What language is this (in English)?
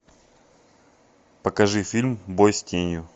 Russian